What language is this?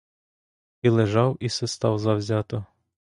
Ukrainian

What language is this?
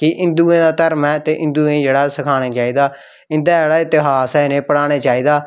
Dogri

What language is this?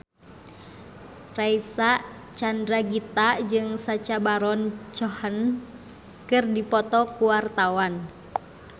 Sundanese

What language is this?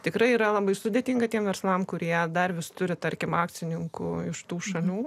Lithuanian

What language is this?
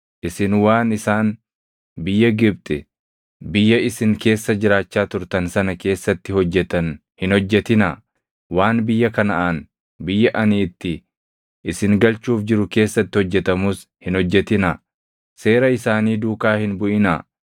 Oromo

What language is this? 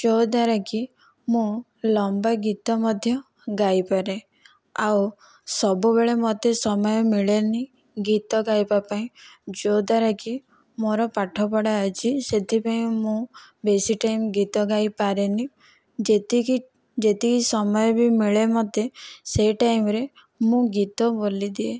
Odia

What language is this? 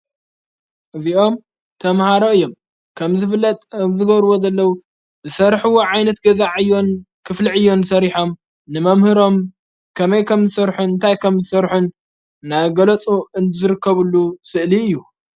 Tigrinya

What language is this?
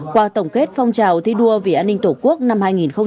Vietnamese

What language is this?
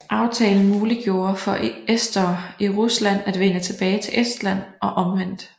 Danish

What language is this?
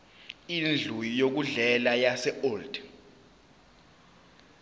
Zulu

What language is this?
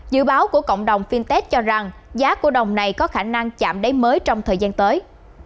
Vietnamese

